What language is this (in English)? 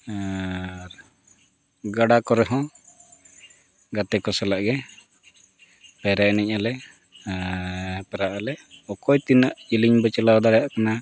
Santali